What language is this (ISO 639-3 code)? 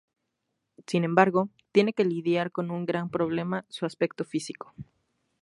spa